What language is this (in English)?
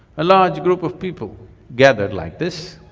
English